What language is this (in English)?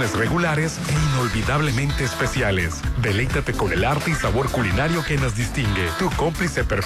Spanish